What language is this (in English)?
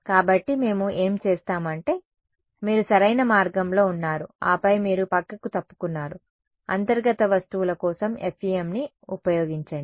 Telugu